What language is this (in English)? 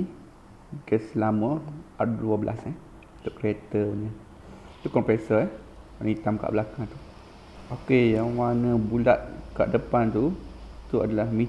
Malay